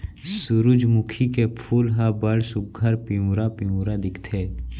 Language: Chhattisgarhi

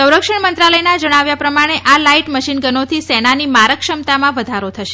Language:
Gujarati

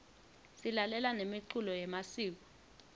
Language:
Swati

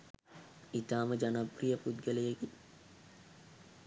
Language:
Sinhala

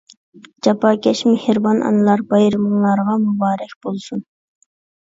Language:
Uyghur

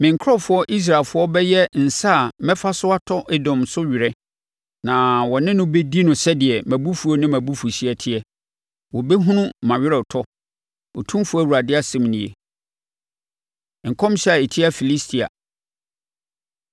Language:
Akan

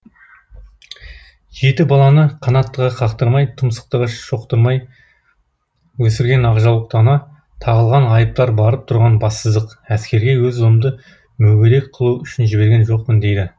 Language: Kazakh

